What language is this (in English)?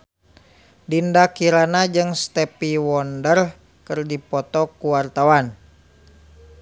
Sundanese